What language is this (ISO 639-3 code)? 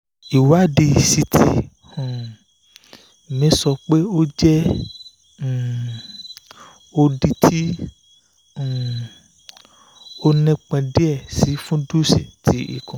yor